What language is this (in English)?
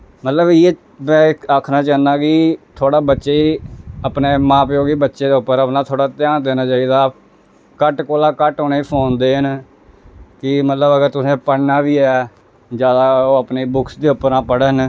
Dogri